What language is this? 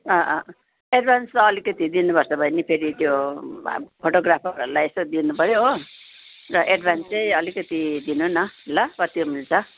Nepali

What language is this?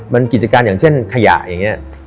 Thai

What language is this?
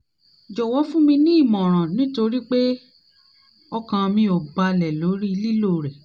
Yoruba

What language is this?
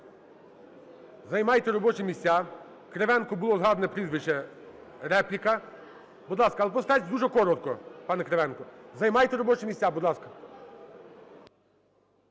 Ukrainian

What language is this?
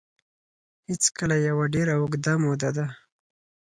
Pashto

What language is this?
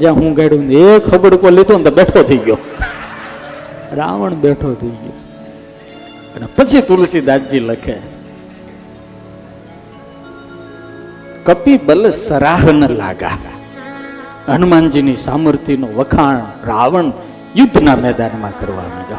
Gujarati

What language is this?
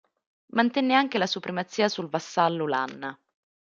Italian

